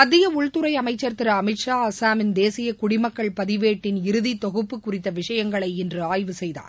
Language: Tamil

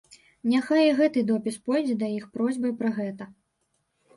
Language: Belarusian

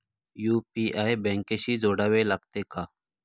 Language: Marathi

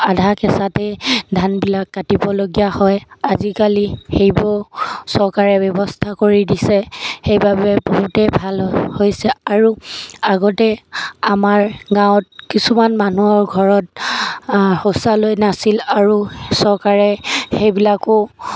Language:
Assamese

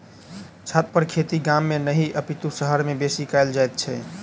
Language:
Maithili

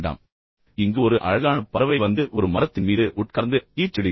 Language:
Tamil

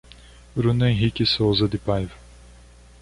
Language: Portuguese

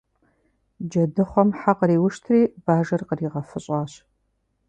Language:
Kabardian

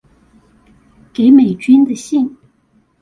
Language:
Chinese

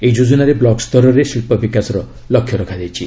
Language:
Odia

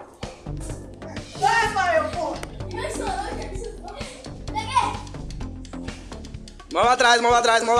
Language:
Portuguese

